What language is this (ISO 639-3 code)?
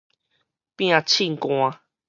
nan